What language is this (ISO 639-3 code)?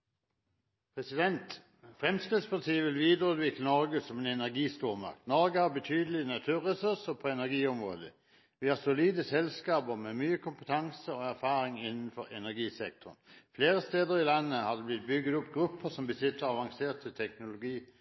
nor